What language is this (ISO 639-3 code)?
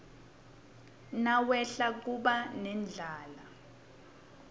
ssw